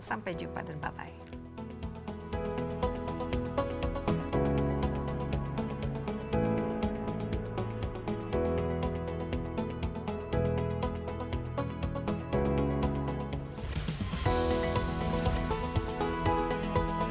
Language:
Indonesian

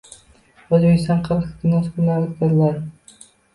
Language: Uzbek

